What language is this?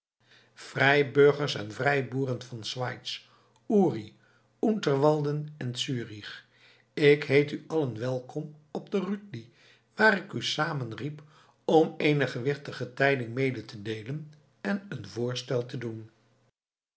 Dutch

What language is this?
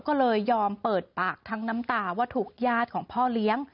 Thai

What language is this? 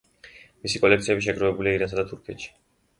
Georgian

